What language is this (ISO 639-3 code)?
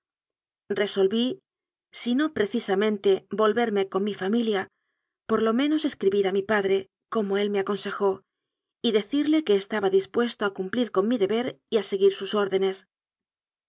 spa